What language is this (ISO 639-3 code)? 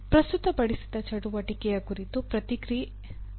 kan